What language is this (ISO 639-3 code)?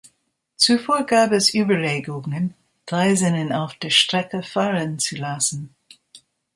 deu